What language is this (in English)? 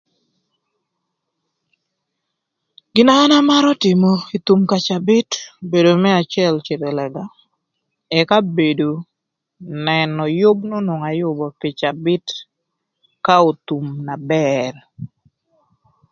Thur